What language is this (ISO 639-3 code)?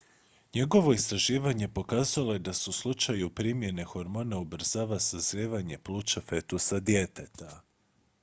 hrv